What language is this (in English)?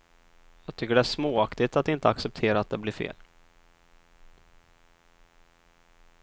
Swedish